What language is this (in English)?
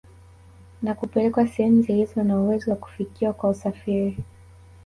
Swahili